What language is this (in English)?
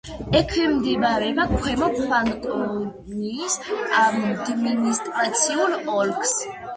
Georgian